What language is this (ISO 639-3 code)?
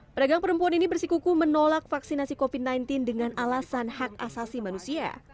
ind